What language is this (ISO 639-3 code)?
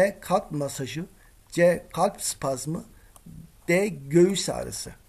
tur